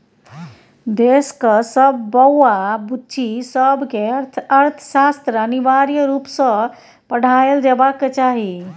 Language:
Maithili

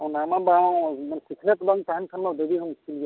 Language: Santali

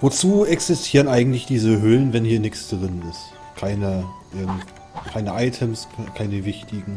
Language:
German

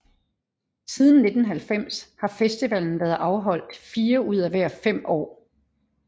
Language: Danish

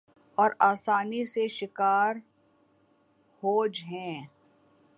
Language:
Urdu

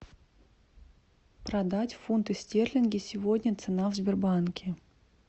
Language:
Russian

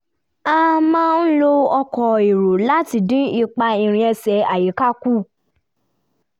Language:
Yoruba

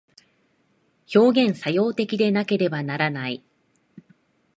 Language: Japanese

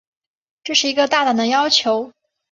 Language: Chinese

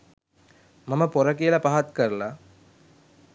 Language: Sinhala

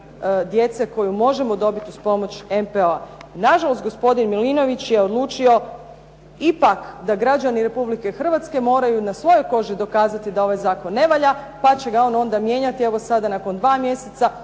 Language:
Croatian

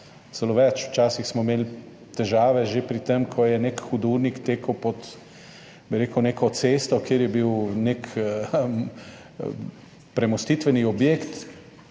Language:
Slovenian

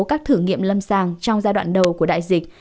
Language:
Vietnamese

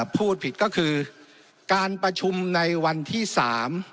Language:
Thai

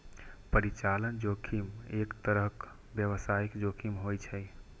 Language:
Maithili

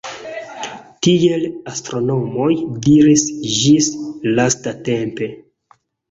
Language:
Esperanto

